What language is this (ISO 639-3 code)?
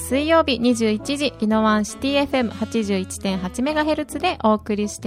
jpn